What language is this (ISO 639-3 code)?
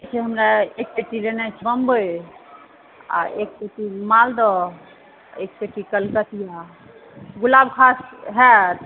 mai